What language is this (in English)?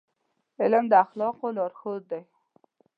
Pashto